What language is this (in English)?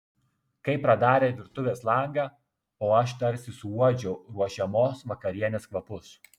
Lithuanian